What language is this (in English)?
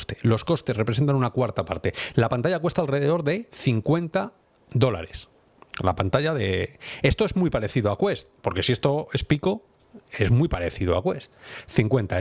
Spanish